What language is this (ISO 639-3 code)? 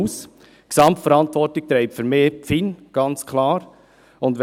gsw